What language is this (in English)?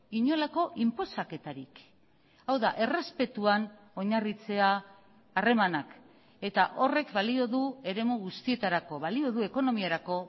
Basque